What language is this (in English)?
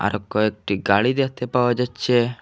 Bangla